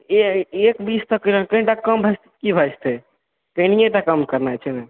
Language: Maithili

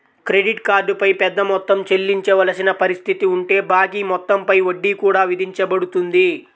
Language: Telugu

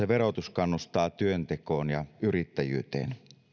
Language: Finnish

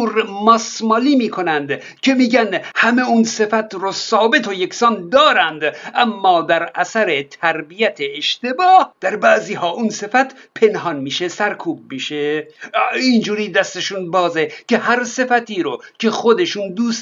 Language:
Persian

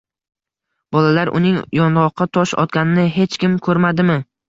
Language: Uzbek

